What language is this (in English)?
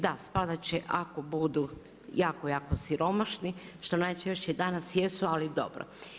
Croatian